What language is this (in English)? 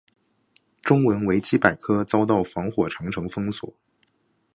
Chinese